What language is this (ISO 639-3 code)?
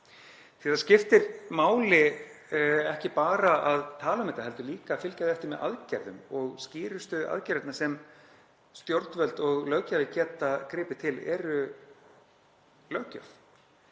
isl